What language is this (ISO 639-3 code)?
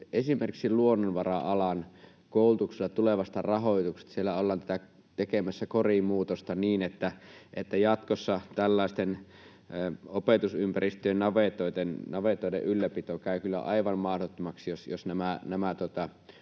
fin